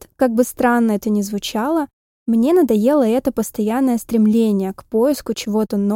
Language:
Russian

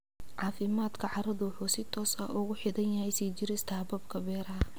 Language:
Somali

